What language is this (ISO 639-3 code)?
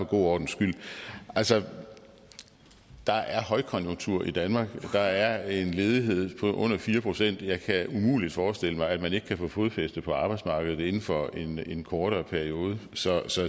dan